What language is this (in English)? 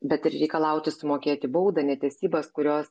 Lithuanian